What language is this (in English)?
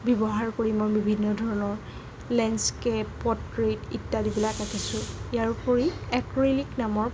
Assamese